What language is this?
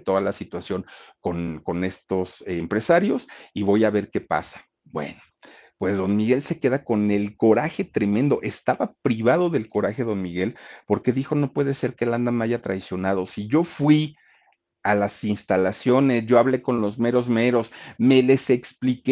Spanish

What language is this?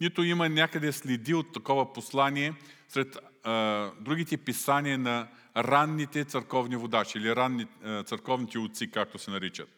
Bulgarian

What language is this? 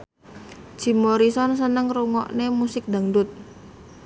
Javanese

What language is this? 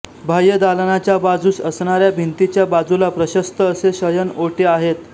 Marathi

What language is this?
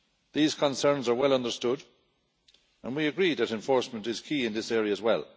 English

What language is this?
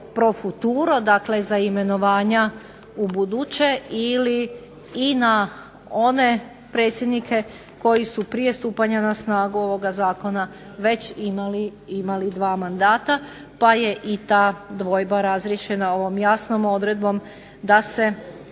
Croatian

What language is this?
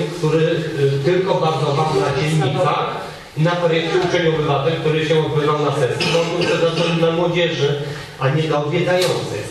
Polish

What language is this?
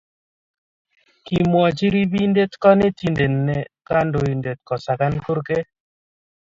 Kalenjin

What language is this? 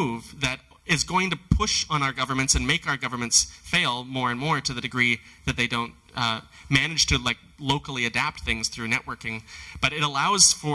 English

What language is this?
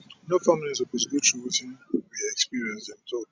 Nigerian Pidgin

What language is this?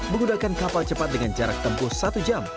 Indonesian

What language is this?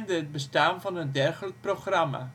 Dutch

